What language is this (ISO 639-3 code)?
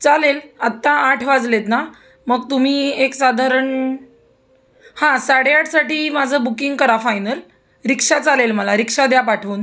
mar